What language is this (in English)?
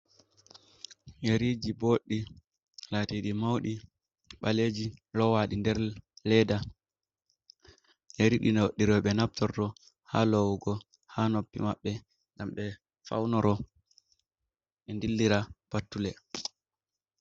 Fula